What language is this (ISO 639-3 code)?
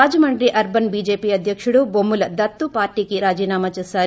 tel